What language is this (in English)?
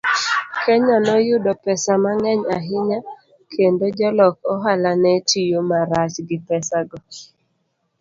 Luo (Kenya and Tanzania)